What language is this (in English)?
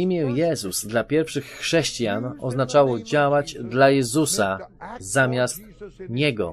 Polish